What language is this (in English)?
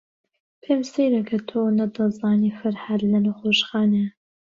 Central Kurdish